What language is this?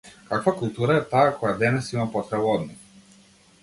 Macedonian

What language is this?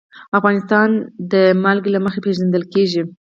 Pashto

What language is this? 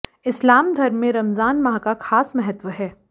Hindi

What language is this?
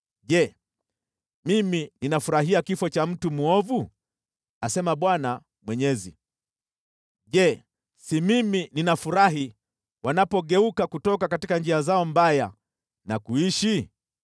Swahili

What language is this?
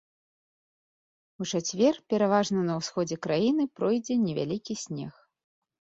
Belarusian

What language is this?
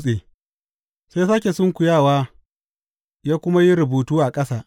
Hausa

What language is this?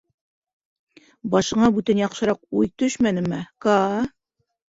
Bashkir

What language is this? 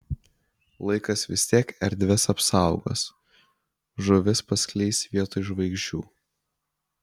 Lithuanian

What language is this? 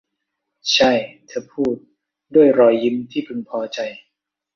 Thai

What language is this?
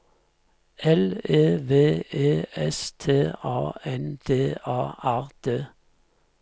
Norwegian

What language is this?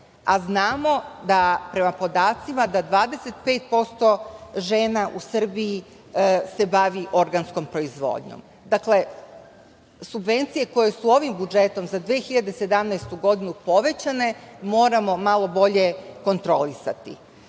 Serbian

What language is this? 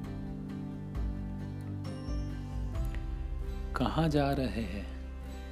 Hindi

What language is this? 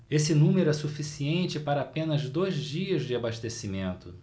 Portuguese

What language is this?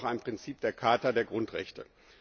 German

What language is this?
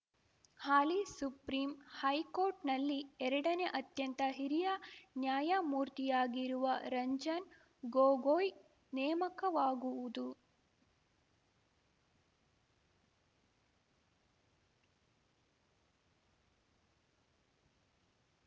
Kannada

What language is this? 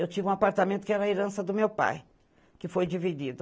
Portuguese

